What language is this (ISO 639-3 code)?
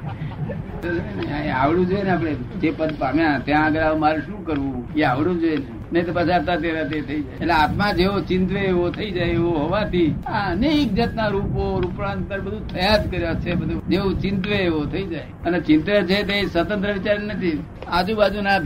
guj